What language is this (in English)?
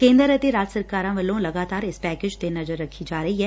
Punjabi